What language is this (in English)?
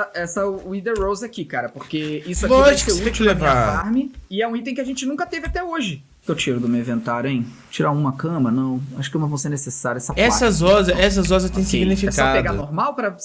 Portuguese